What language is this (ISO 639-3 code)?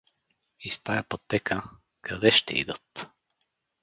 bul